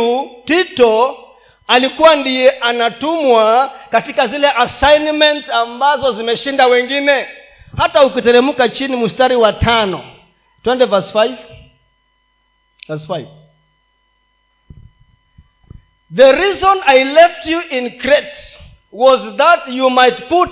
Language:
Swahili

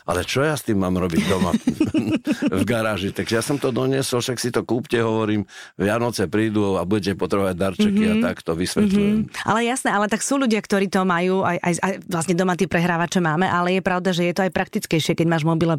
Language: Slovak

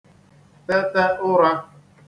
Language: Igbo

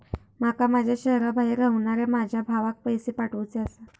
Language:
Marathi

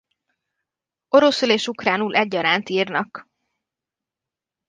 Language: Hungarian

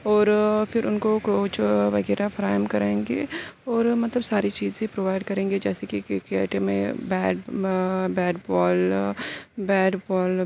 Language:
Urdu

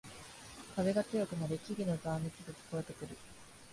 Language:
Japanese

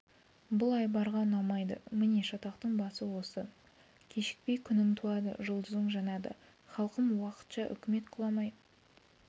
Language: Kazakh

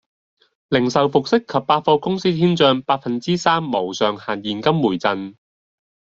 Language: Cantonese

